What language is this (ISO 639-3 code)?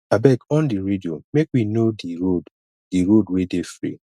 pcm